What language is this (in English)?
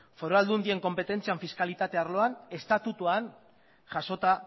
Basque